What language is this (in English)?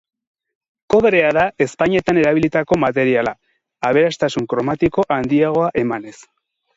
Basque